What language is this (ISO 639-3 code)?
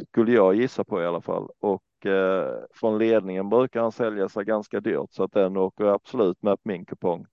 swe